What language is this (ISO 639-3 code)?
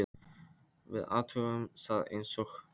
isl